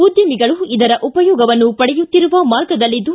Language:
Kannada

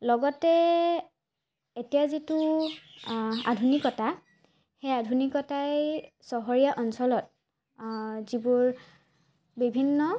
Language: Assamese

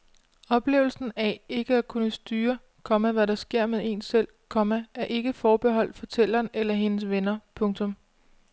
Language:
Danish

